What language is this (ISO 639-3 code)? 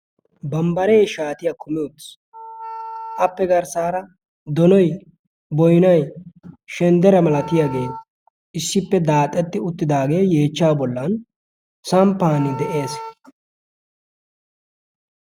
wal